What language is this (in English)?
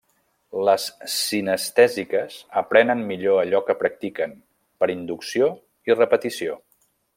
Catalan